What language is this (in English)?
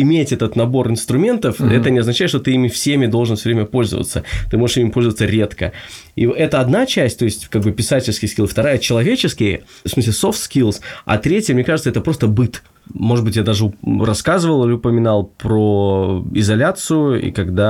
Russian